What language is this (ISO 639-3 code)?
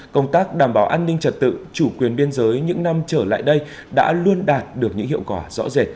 vie